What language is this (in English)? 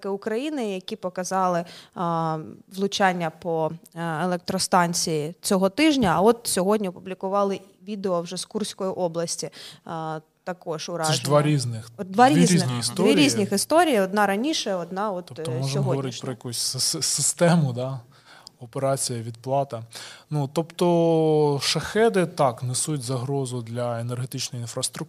Ukrainian